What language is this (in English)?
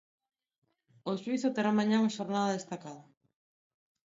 Galician